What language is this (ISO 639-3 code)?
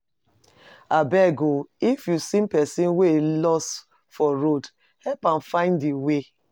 pcm